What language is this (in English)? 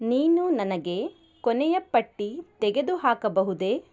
Kannada